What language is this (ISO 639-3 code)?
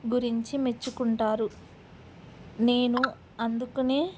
tel